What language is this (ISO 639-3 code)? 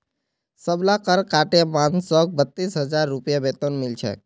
mag